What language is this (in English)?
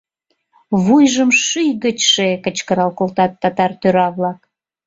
Mari